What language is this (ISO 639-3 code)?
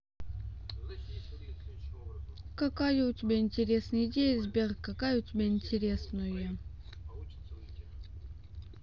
rus